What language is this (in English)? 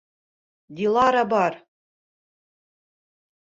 Bashkir